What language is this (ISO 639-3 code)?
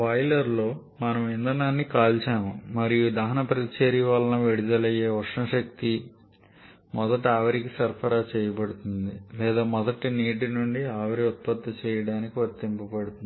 tel